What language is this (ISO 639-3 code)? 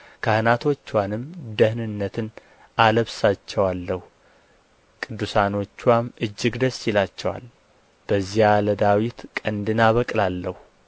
amh